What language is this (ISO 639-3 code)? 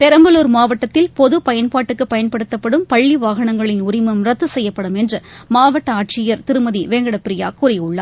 tam